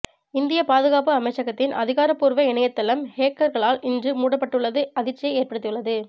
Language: Tamil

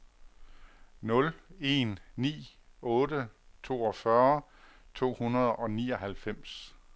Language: Danish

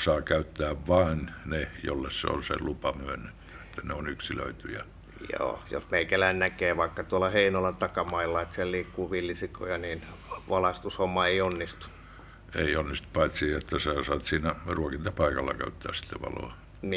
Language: Finnish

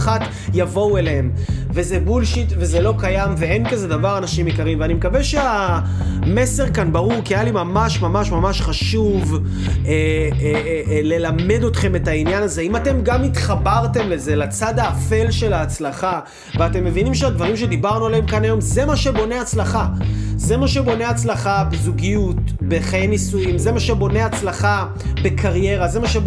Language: Hebrew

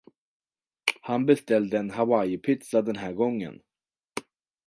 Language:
Swedish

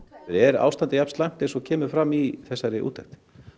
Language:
Icelandic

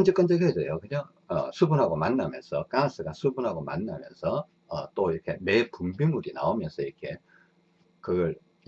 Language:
Korean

